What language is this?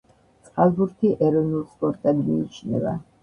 Georgian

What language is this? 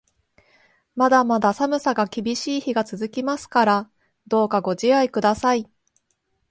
Japanese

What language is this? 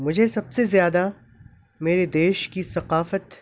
Urdu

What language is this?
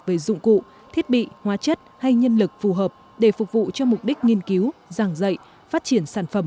Vietnamese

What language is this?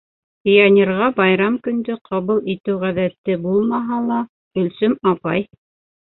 Bashkir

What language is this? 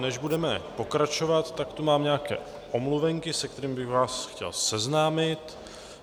Czech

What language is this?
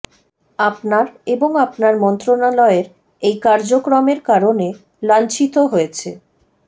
Bangla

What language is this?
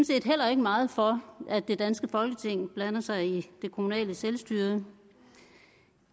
Danish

